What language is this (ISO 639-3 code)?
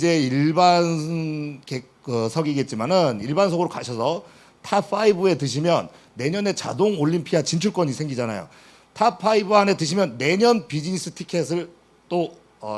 kor